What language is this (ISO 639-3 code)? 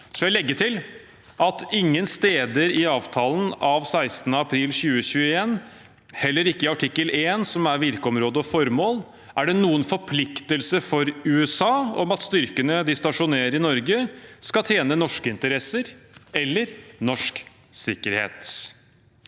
nor